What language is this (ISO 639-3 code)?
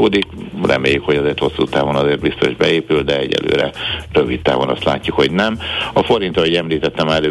hun